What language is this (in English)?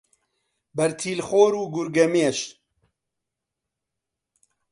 Central Kurdish